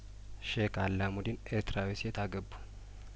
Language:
Amharic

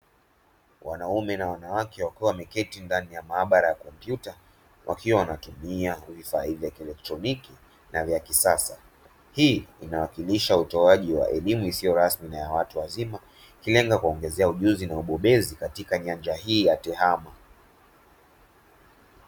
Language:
Swahili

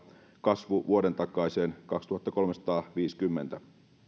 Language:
Finnish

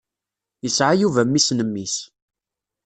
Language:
Kabyle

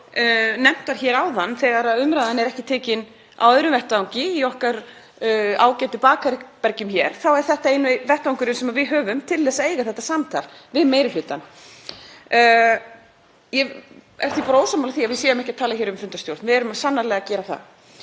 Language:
Icelandic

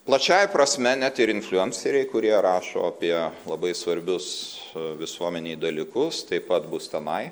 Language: Lithuanian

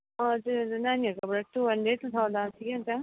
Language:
Nepali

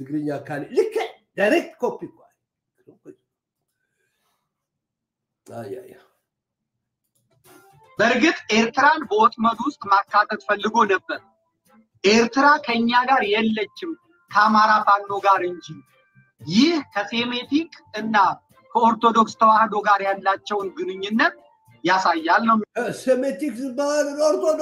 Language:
Arabic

